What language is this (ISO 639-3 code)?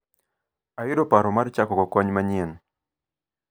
luo